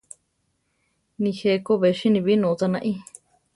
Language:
Central Tarahumara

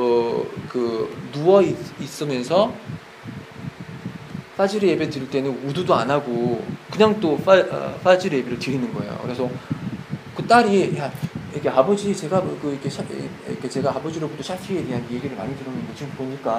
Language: Korean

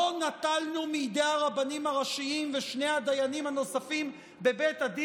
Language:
Hebrew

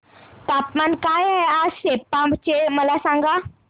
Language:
Marathi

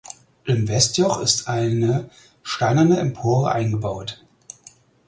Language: German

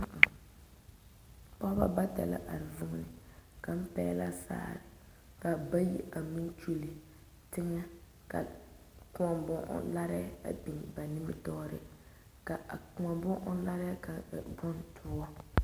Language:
Southern Dagaare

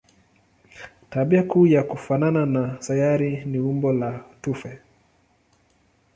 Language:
Swahili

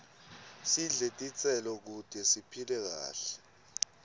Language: Swati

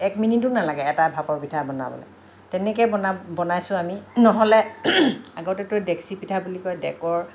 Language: Assamese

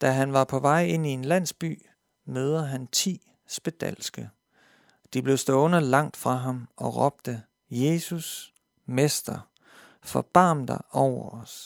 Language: Danish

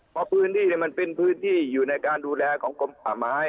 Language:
Thai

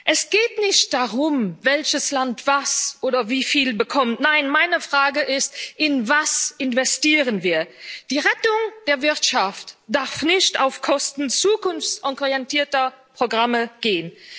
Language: German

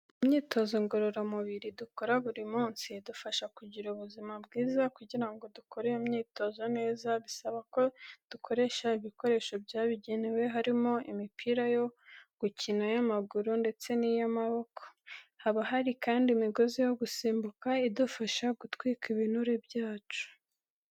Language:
Kinyarwanda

